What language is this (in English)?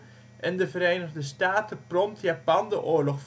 Dutch